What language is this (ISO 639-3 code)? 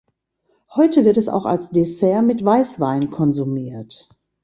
deu